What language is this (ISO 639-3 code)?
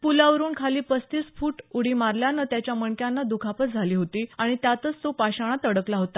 mar